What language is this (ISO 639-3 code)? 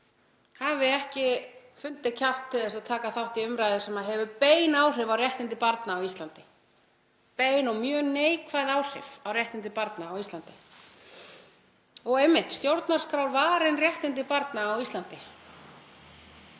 isl